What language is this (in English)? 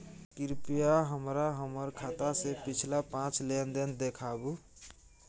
Maithili